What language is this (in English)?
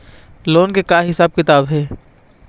Chhattisgarhi